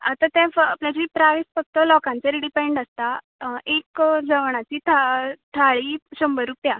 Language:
Konkani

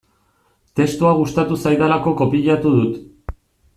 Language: Basque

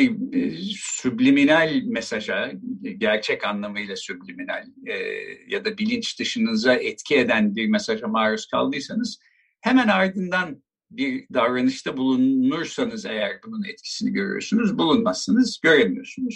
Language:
Turkish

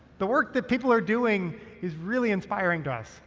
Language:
English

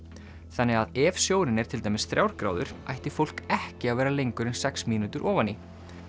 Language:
Icelandic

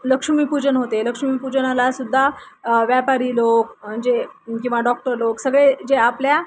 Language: Marathi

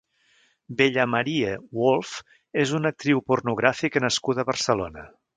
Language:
Catalan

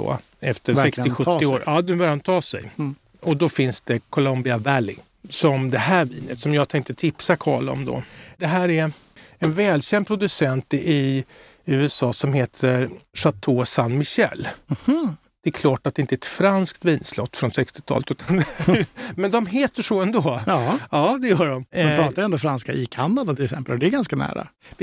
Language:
Swedish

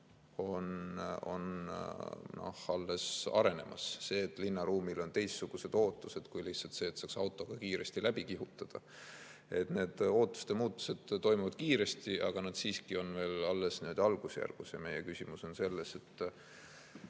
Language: Estonian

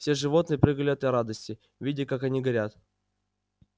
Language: Russian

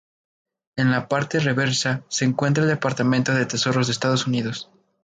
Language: Spanish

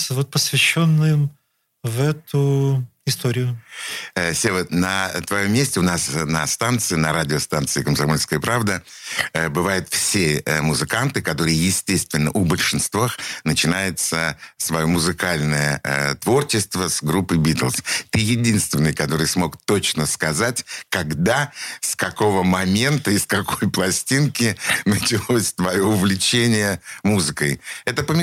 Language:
Russian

